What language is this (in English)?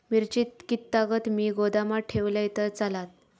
Marathi